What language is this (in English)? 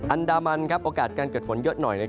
Thai